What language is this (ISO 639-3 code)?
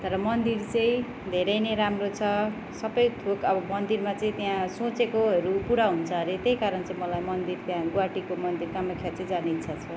nep